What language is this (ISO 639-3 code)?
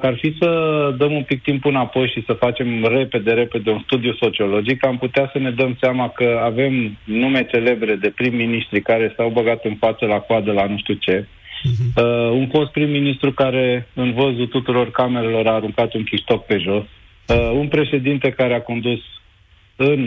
ron